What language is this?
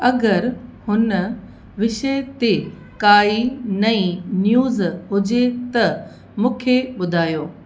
Sindhi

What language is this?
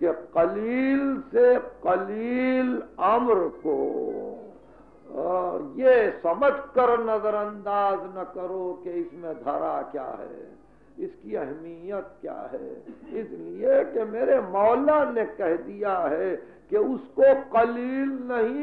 Arabic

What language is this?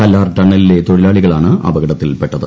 Malayalam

